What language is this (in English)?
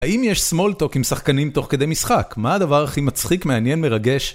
Hebrew